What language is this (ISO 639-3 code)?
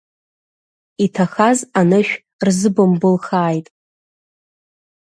abk